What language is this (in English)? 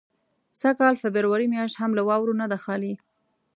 Pashto